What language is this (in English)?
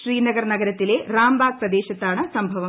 Malayalam